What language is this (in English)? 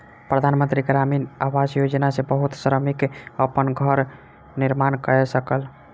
Maithili